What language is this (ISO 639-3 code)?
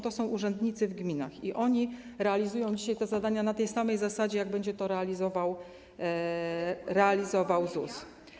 pol